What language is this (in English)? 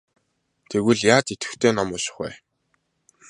Mongolian